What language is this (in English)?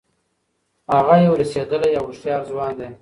Pashto